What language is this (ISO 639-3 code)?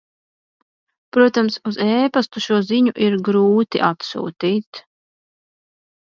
lav